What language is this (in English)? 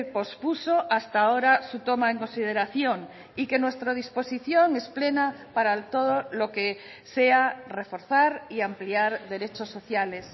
Spanish